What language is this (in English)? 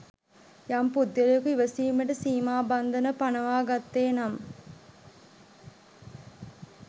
Sinhala